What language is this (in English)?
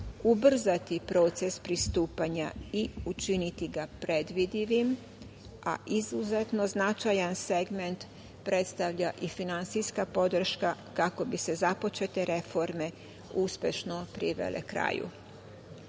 Serbian